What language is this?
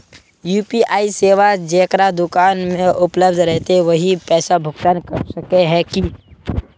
Magahi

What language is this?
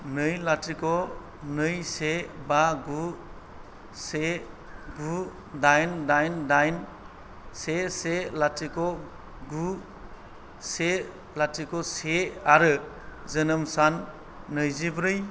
Bodo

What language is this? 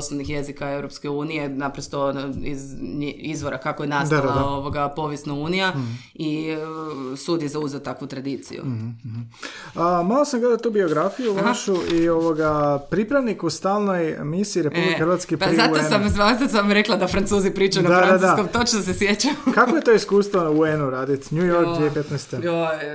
Croatian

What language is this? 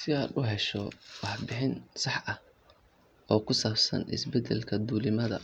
Somali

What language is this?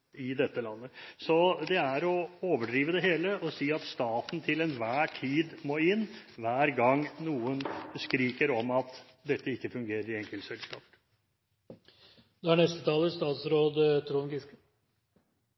Norwegian Bokmål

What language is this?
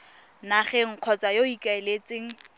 Tswana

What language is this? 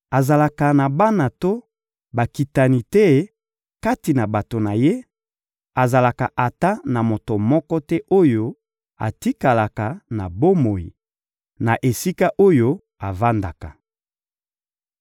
Lingala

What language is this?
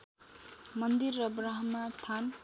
Nepali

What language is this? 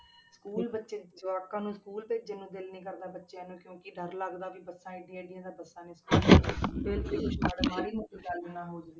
Punjabi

